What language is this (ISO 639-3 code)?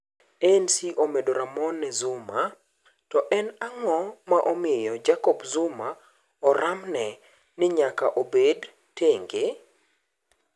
luo